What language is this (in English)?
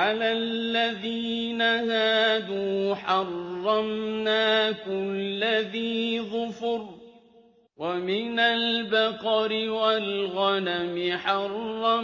Arabic